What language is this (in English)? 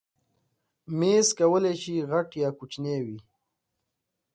Pashto